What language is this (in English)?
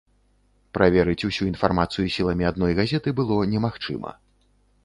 Belarusian